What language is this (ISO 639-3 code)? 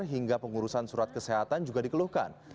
ind